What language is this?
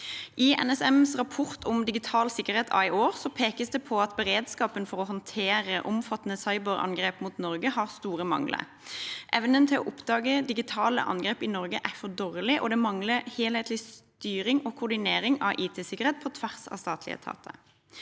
Norwegian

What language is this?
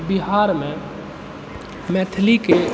Maithili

